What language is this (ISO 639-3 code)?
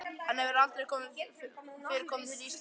isl